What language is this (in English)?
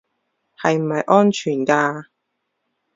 Cantonese